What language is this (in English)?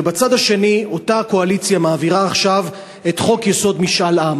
Hebrew